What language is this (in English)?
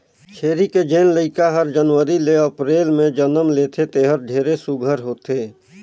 Chhattisgarhi